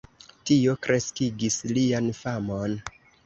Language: Esperanto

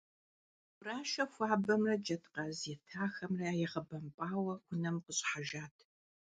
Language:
Kabardian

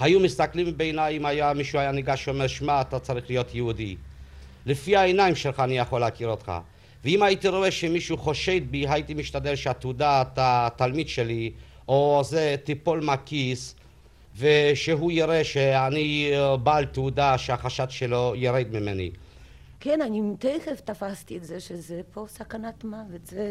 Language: Hebrew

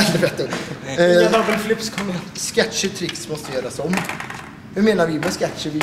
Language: Swedish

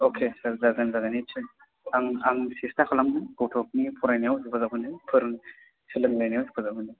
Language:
Bodo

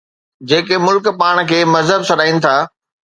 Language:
Sindhi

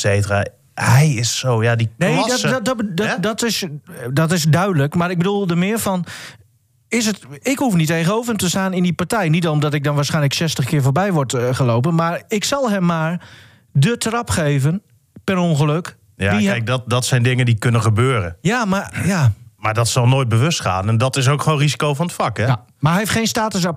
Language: Dutch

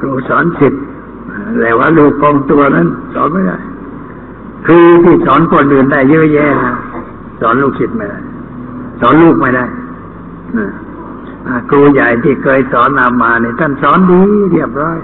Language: Thai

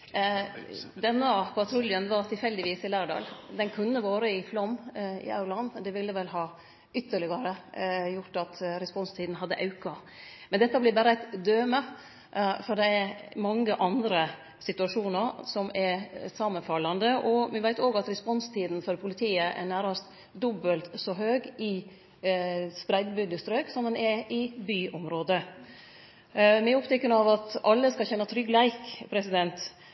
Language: Norwegian Nynorsk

